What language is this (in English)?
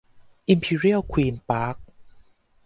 Thai